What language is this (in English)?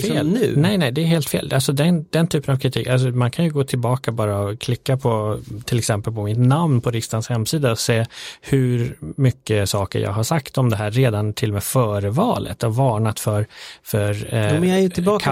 Swedish